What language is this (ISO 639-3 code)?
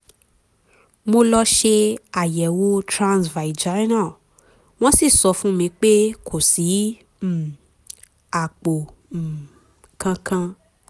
yor